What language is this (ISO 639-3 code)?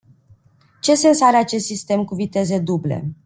ron